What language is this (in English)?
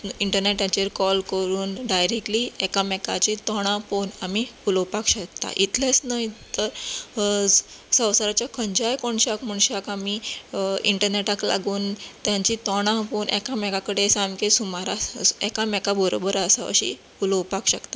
Konkani